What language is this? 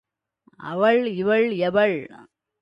Tamil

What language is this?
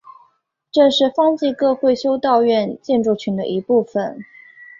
Chinese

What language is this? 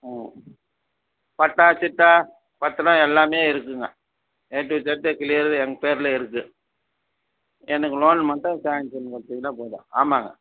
Tamil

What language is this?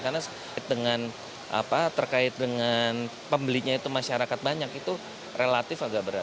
Indonesian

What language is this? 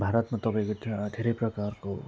Nepali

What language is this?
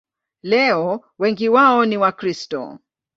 Swahili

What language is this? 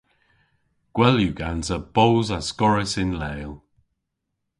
Cornish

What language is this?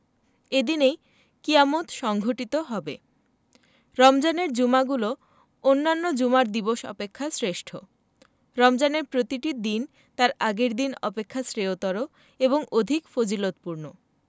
Bangla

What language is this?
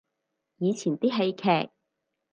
Cantonese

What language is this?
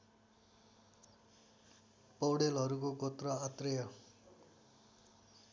Nepali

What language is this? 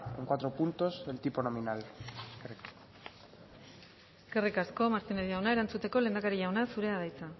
Basque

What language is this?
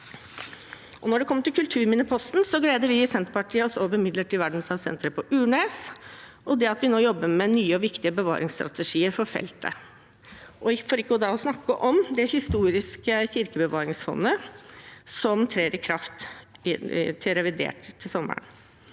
Norwegian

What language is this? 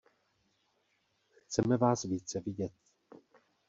Czech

